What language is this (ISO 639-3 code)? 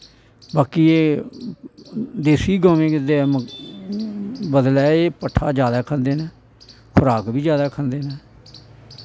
doi